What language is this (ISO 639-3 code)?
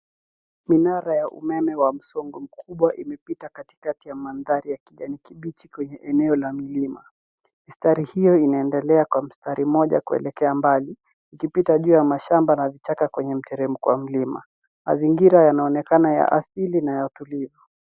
swa